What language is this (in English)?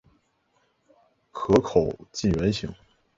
Chinese